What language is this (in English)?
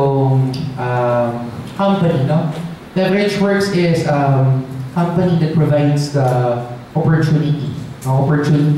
Filipino